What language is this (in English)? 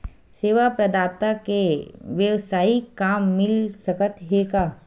Chhattisgarhi